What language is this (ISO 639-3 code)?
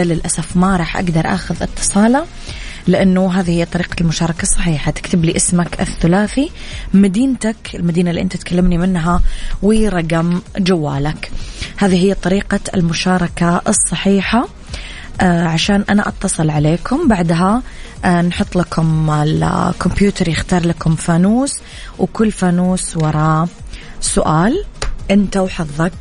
ara